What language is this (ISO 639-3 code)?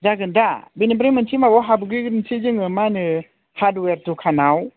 brx